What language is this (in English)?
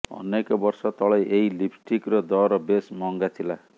Odia